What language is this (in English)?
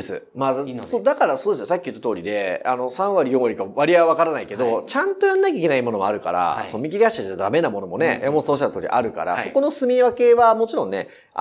Japanese